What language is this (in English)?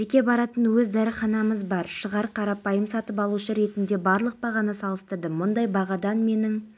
Kazakh